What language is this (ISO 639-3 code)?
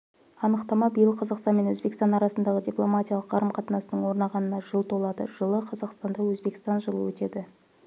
kaz